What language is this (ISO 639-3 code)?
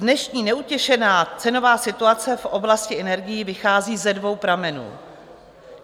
ces